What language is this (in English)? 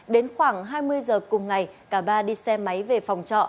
Vietnamese